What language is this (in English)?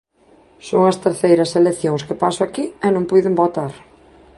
Galician